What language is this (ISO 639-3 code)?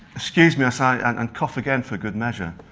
eng